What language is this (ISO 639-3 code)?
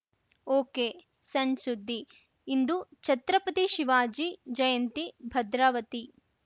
kan